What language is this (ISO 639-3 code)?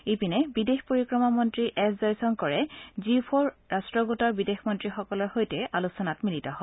asm